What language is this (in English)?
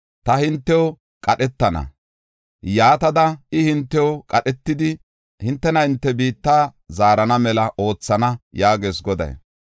Gofa